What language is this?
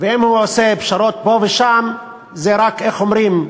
Hebrew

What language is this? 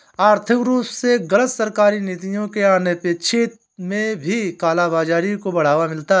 Hindi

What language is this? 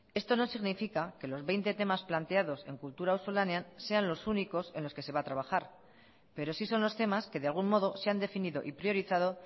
Spanish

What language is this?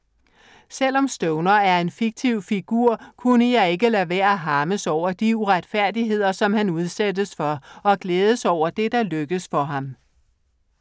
Danish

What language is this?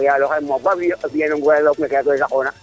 Serer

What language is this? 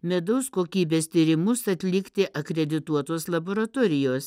Lithuanian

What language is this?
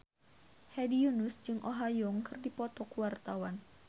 Sundanese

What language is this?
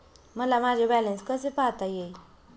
Marathi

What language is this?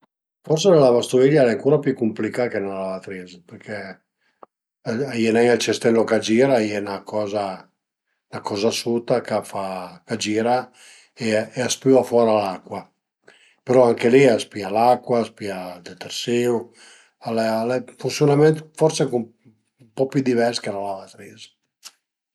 Piedmontese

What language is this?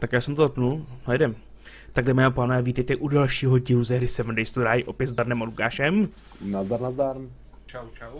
Czech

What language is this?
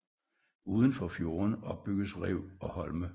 Danish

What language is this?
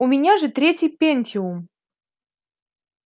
Russian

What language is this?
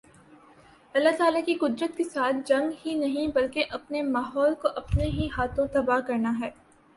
Urdu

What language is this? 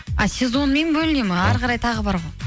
Kazakh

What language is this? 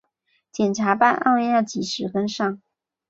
Chinese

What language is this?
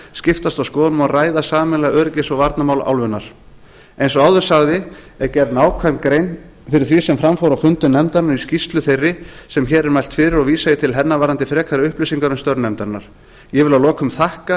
Icelandic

